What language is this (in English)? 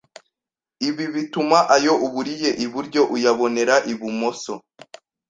Kinyarwanda